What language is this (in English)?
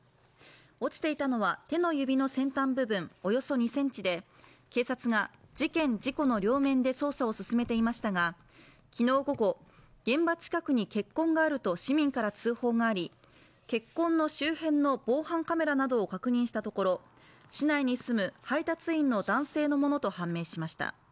Japanese